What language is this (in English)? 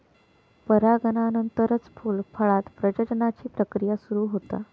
Marathi